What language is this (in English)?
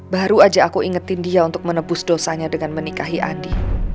Indonesian